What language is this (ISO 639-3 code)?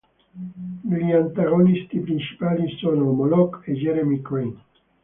ita